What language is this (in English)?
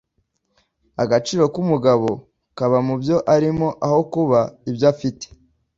Kinyarwanda